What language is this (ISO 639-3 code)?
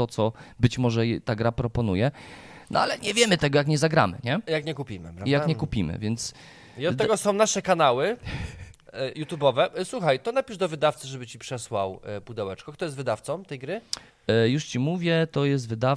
pol